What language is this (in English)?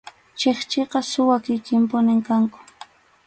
Arequipa-La Unión Quechua